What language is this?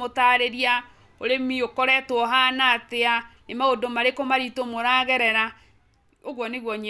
Kikuyu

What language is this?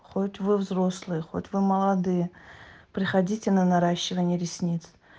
Russian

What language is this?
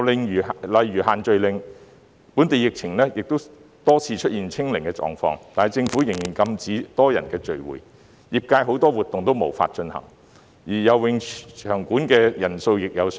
Cantonese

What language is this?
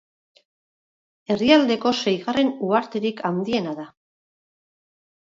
Basque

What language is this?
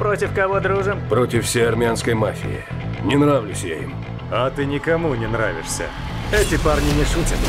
Russian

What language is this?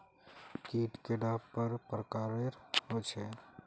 Magahi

